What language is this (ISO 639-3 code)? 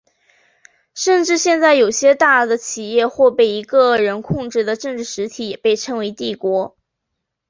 zho